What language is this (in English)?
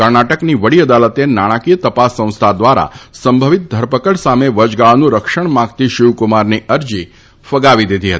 Gujarati